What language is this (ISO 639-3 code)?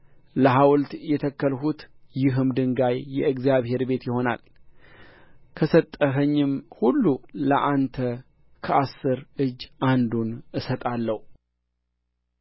amh